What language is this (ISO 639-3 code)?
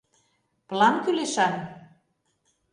chm